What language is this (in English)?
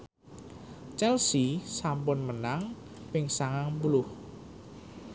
Javanese